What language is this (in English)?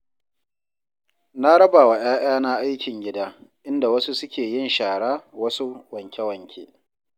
Hausa